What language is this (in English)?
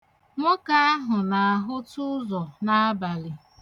Igbo